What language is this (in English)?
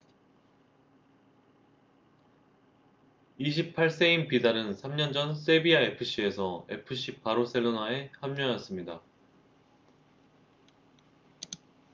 Korean